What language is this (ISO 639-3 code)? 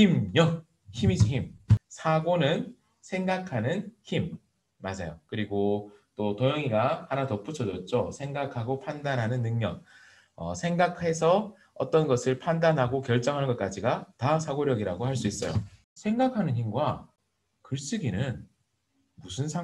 kor